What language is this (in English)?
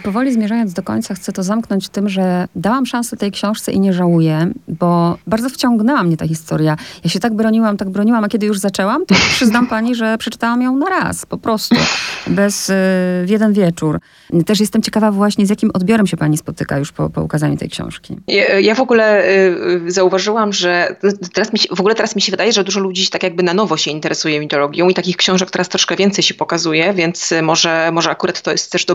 Polish